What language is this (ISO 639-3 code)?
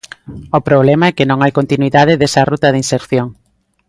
glg